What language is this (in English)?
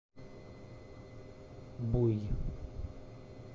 Russian